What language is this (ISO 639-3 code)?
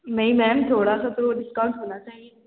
urd